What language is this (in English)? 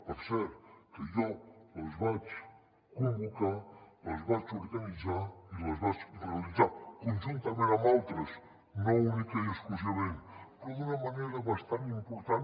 Catalan